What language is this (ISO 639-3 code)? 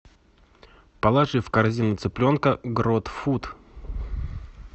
rus